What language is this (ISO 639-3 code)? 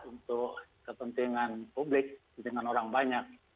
ind